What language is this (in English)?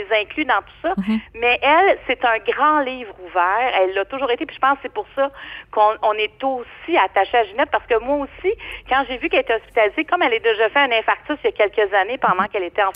French